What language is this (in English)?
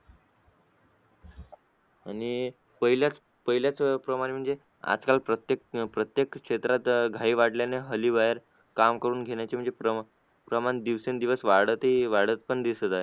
Marathi